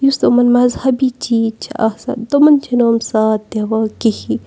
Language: Kashmiri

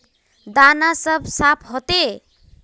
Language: Magahi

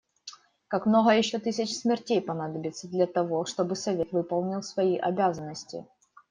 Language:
Russian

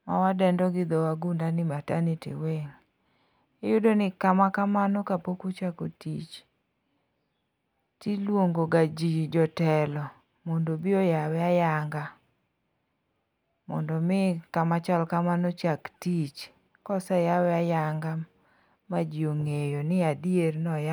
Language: Luo (Kenya and Tanzania)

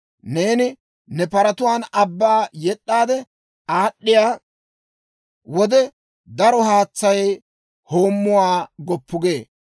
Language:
Dawro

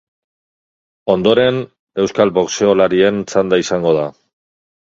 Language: Basque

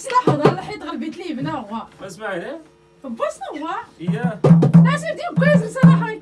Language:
Arabic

